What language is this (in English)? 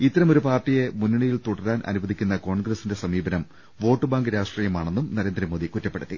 Malayalam